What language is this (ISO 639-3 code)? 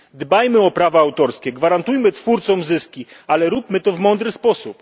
pol